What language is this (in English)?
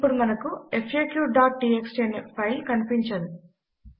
Telugu